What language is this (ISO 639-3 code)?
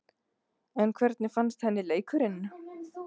isl